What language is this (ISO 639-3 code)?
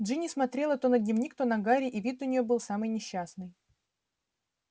rus